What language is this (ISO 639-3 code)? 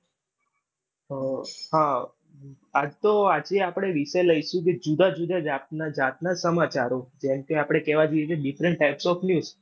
guj